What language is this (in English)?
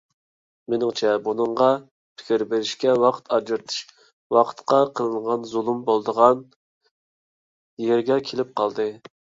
Uyghur